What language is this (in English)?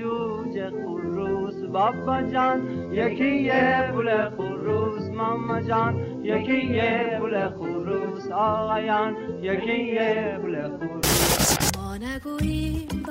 Persian